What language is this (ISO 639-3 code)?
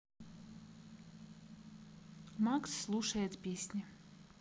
rus